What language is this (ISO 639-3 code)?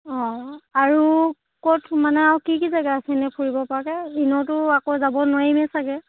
asm